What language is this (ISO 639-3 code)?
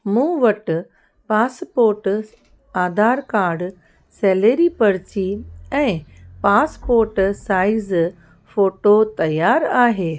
snd